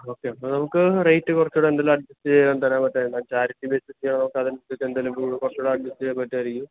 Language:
Malayalam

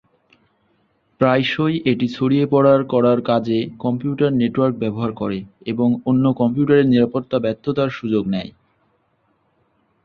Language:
Bangla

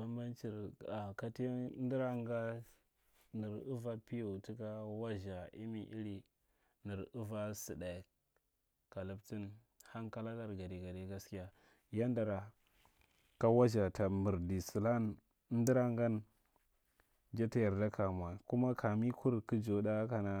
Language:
Marghi Central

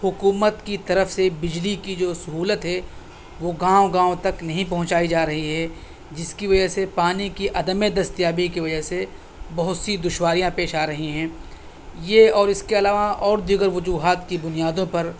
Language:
Urdu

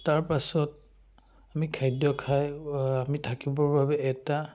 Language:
Assamese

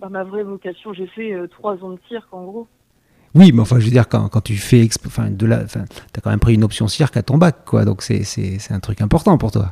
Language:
French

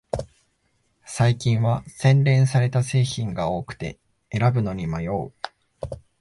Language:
Japanese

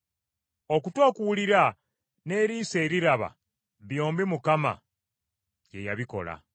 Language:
Ganda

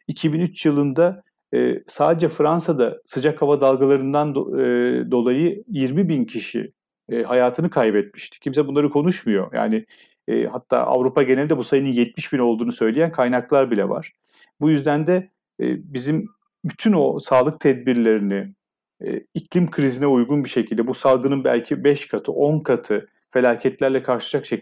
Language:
Turkish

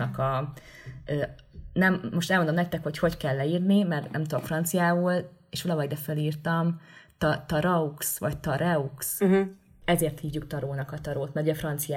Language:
Hungarian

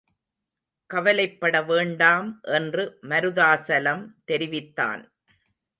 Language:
Tamil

